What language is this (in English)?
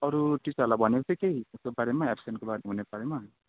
Nepali